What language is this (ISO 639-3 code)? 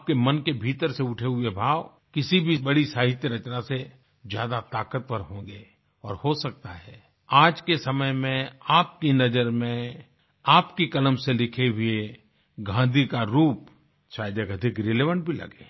hin